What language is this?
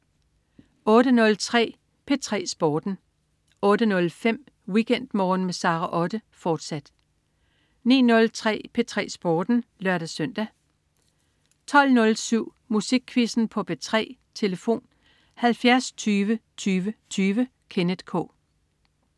Danish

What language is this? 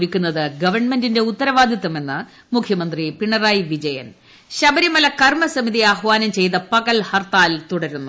Malayalam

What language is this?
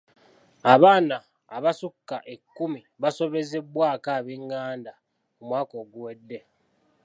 Ganda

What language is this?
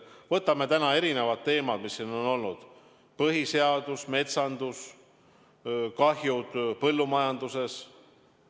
Estonian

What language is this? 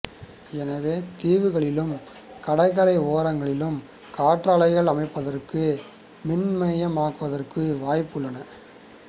Tamil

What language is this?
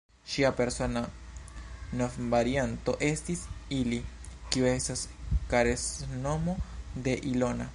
Esperanto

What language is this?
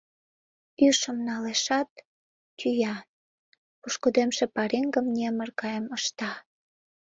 Mari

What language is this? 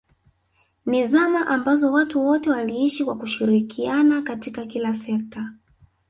Swahili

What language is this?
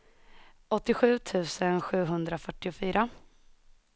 Swedish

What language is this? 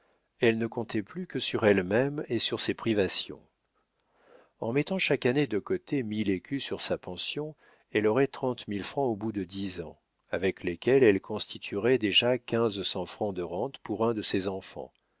French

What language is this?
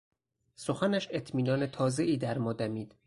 Persian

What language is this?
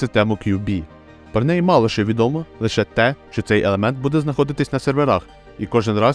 Ukrainian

